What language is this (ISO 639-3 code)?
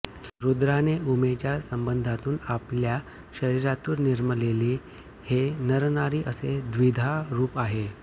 mar